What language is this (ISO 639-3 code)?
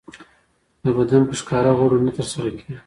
pus